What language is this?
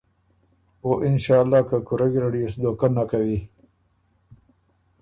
Ormuri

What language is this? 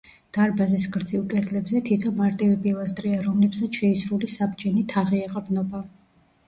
Georgian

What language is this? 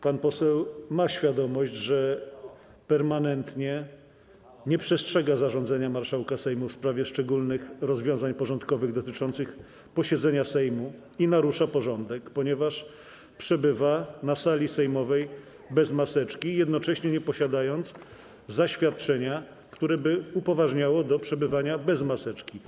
Polish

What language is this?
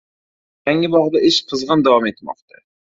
Uzbek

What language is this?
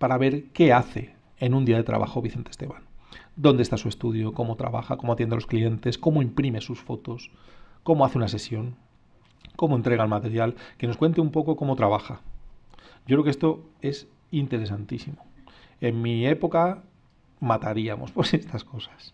Spanish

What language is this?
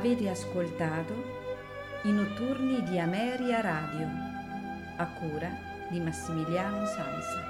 Italian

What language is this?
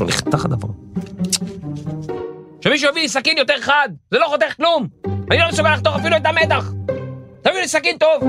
Hebrew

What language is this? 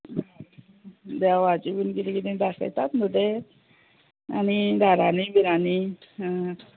Konkani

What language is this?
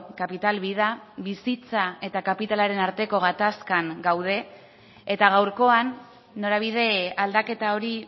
Basque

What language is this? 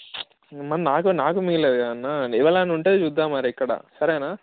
Telugu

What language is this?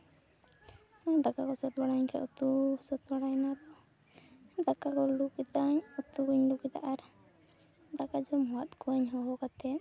Santali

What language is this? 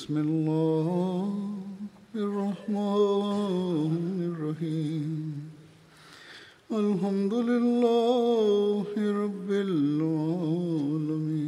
Malayalam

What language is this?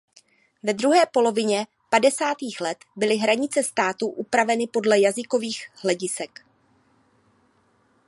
Czech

